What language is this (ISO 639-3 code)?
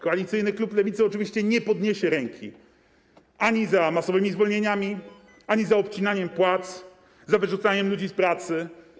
pol